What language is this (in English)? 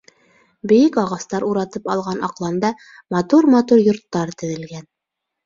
Bashkir